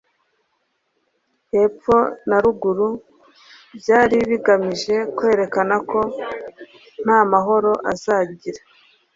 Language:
Kinyarwanda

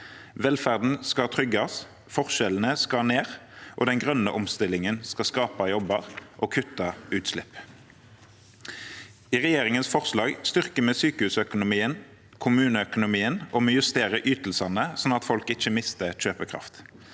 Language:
Norwegian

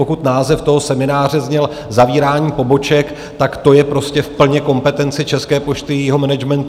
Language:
Czech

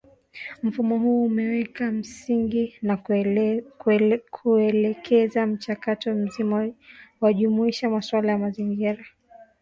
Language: Swahili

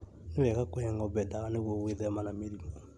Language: Kikuyu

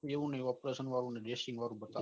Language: Gujarati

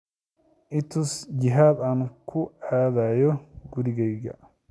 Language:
Somali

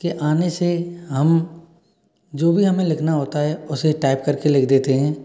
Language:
Hindi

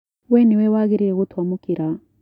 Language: Kikuyu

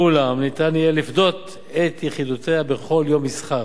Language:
Hebrew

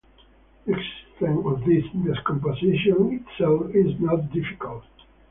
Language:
English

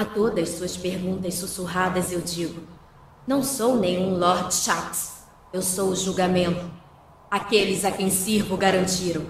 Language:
Portuguese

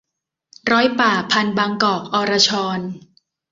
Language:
Thai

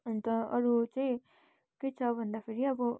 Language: Nepali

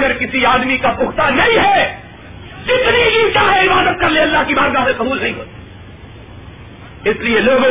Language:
Urdu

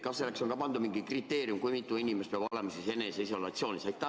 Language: Estonian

